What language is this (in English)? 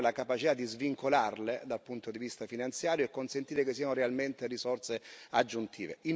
Italian